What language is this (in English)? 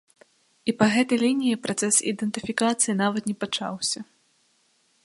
Belarusian